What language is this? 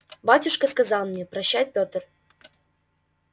Russian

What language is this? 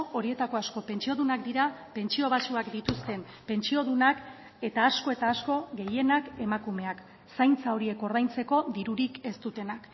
Basque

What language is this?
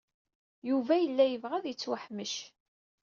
Kabyle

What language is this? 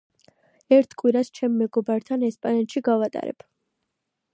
Georgian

